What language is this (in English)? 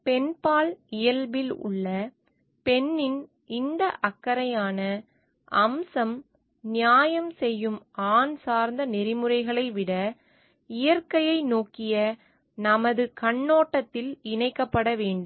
Tamil